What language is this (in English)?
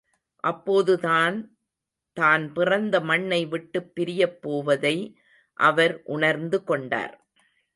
Tamil